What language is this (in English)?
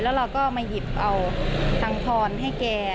Thai